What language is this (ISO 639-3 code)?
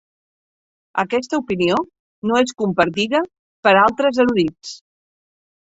cat